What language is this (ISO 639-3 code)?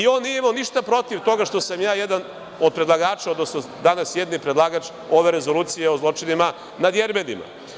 srp